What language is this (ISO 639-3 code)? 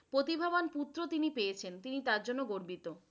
ben